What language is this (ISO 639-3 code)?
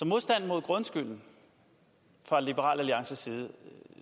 dan